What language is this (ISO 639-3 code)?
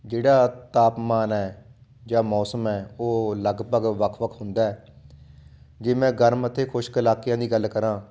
pan